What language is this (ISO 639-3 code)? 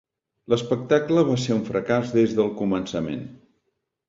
cat